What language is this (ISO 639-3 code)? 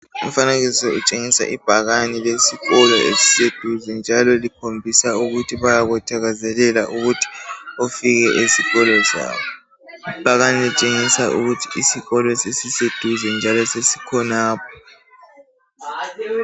nde